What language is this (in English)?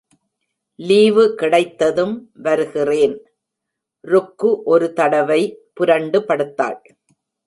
Tamil